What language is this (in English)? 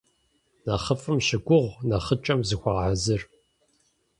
Kabardian